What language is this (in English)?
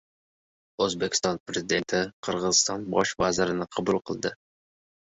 Uzbek